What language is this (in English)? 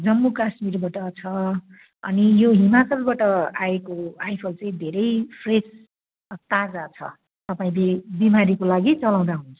Nepali